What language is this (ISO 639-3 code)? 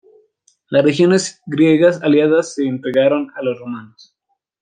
spa